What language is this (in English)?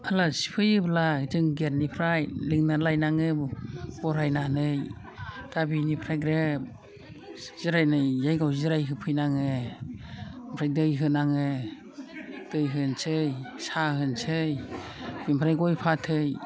Bodo